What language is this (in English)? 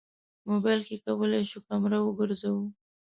Pashto